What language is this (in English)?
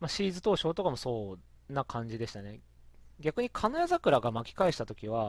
Japanese